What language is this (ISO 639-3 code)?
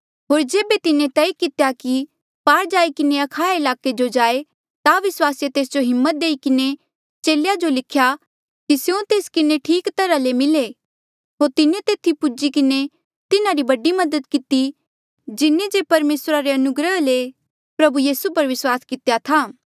mjl